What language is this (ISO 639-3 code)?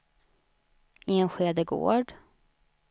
swe